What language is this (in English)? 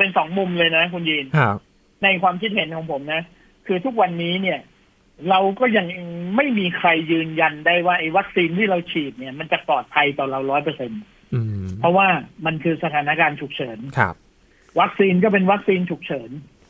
Thai